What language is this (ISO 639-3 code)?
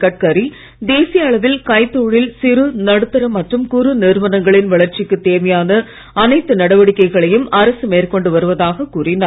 tam